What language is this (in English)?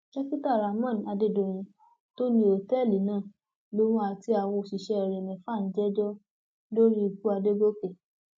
Yoruba